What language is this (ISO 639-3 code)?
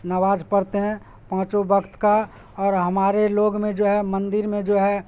urd